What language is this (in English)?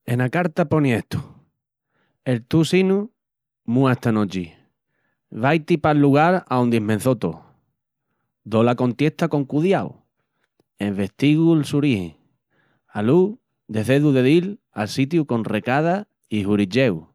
Extremaduran